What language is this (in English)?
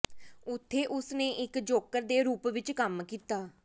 Punjabi